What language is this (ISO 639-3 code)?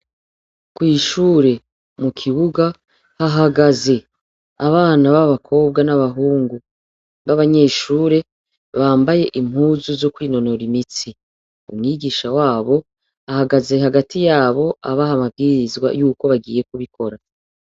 run